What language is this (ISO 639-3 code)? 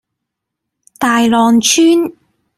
yue